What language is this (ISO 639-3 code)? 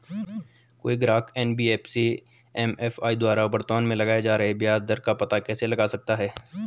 hin